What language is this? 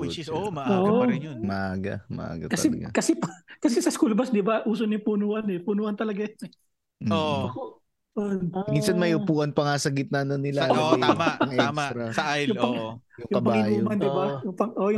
Filipino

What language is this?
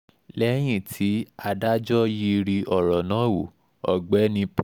Yoruba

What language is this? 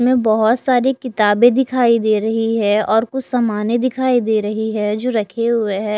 Hindi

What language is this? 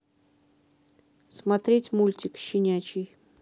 Russian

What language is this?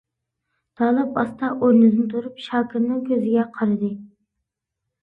Uyghur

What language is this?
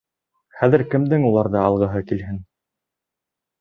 Bashkir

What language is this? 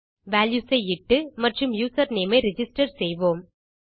Tamil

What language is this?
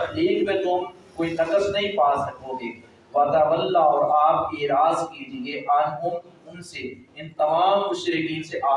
Urdu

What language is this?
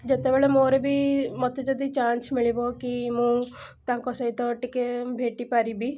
Odia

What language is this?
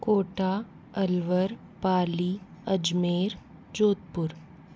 Hindi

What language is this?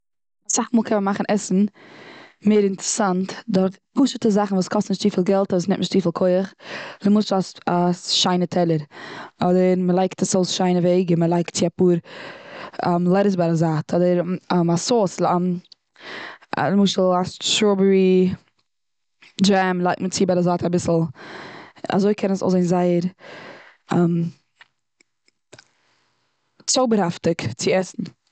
Yiddish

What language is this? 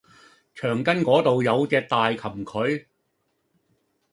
Cantonese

